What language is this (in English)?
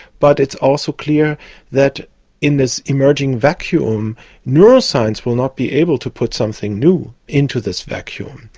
English